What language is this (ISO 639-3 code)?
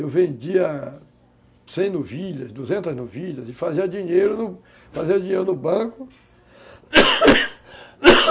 por